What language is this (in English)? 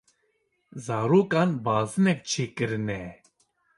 Kurdish